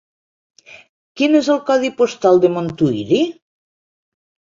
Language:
Catalan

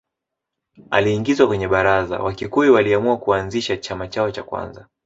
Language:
Swahili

